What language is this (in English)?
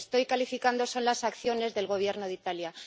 Spanish